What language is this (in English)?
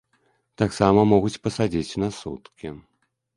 Belarusian